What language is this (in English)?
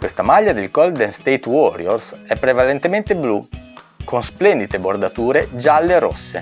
Italian